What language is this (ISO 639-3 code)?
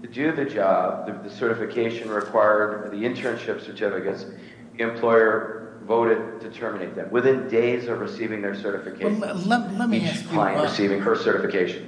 eng